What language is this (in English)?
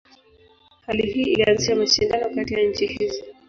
Swahili